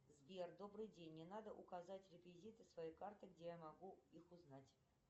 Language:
Russian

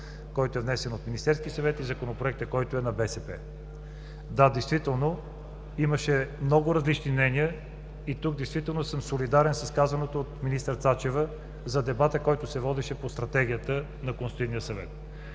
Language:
Bulgarian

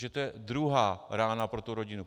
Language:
Czech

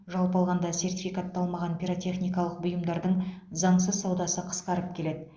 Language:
Kazakh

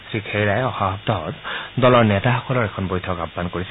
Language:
Assamese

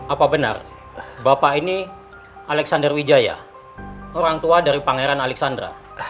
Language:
Indonesian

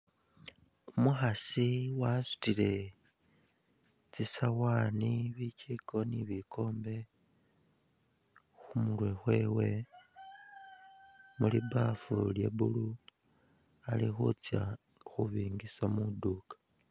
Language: Masaaba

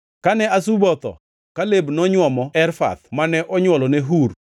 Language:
Luo (Kenya and Tanzania)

